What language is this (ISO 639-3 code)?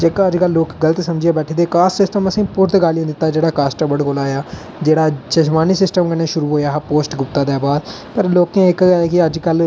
doi